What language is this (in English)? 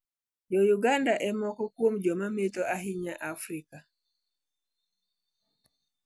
Luo (Kenya and Tanzania)